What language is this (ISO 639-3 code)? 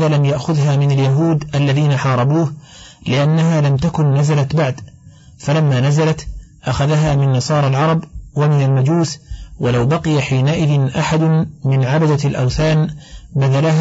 ara